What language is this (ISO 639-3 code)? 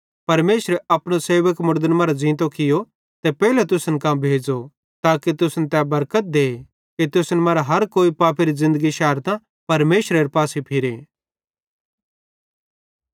bhd